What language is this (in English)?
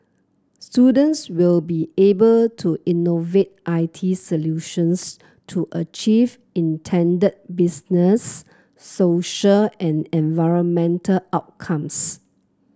English